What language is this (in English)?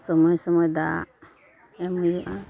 Santali